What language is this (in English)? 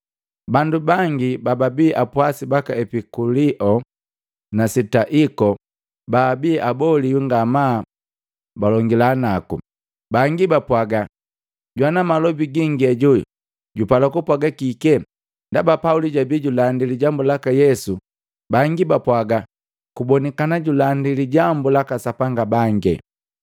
Matengo